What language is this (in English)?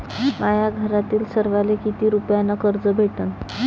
Marathi